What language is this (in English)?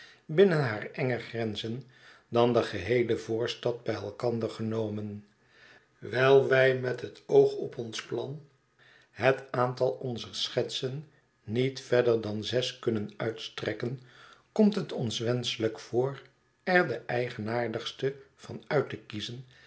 Dutch